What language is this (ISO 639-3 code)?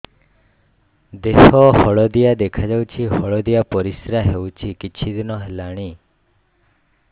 ori